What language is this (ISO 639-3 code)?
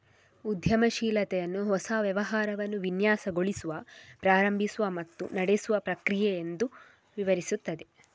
kan